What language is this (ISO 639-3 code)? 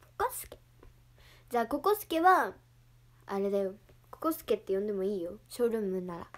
jpn